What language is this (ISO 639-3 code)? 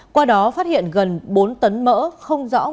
vie